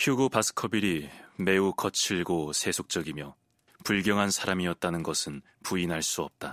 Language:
Korean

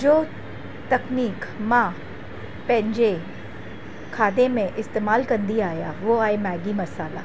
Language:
Sindhi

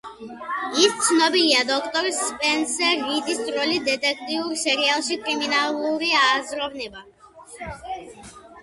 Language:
Georgian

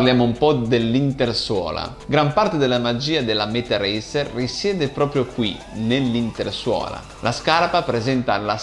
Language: Italian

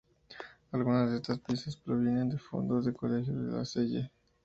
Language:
Spanish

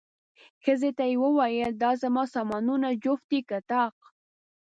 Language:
Pashto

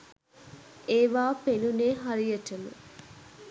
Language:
Sinhala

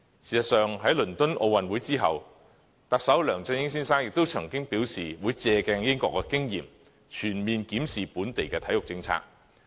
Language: Cantonese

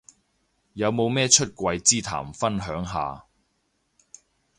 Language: Cantonese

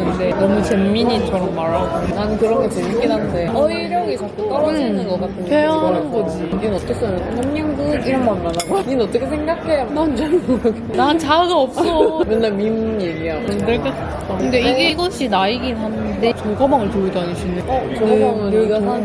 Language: Korean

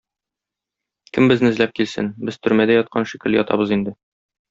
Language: Tatar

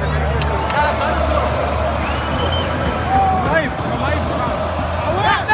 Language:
Arabic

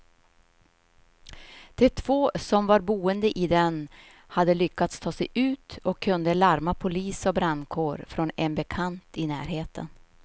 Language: Swedish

